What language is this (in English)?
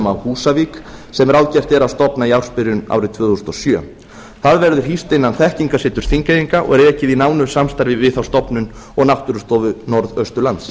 Icelandic